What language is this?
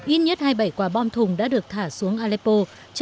Vietnamese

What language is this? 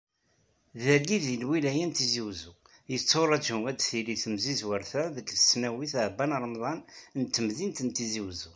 Kabyle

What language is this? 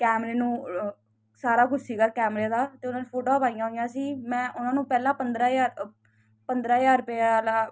Punjabi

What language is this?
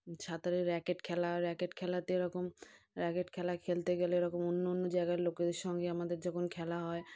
Bangla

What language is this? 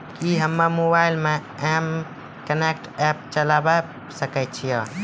Maithili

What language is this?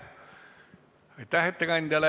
Estonian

